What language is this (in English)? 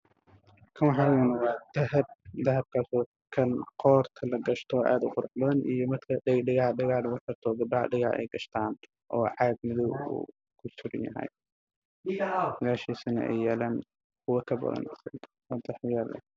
Somali